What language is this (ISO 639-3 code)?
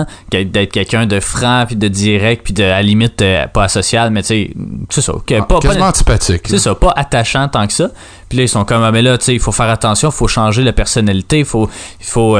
fra